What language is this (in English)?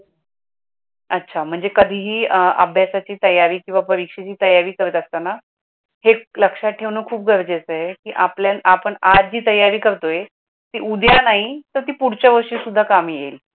Marathi